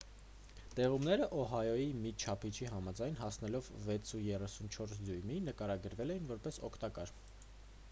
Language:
Armenian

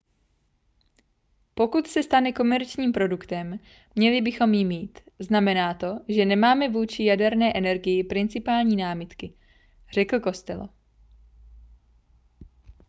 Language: Czech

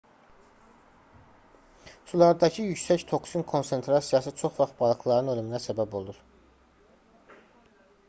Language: Azerbaijani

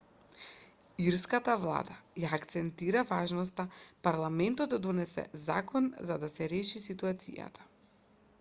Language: Macedonian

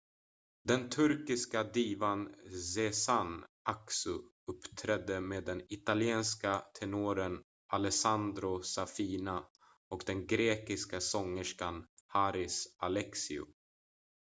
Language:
Swedish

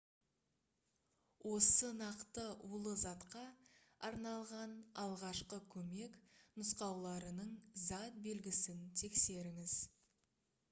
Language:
Kazakh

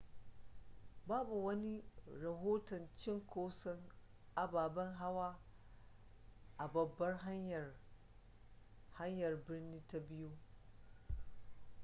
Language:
Hausa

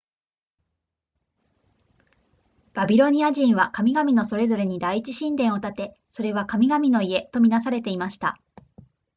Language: Japanese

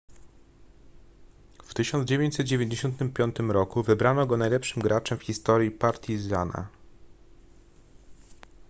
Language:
Polish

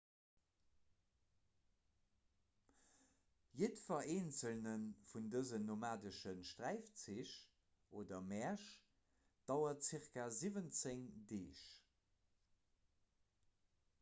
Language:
Luxembourgish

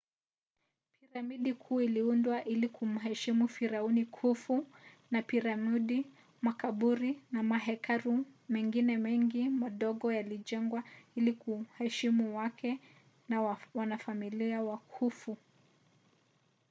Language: Swahili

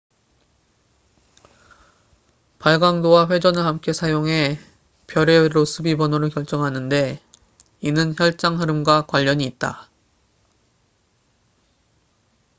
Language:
Korean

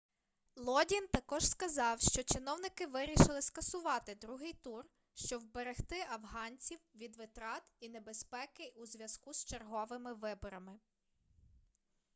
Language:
Ukrainian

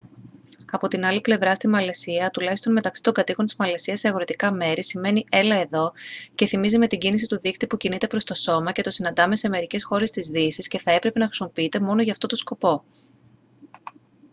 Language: Greek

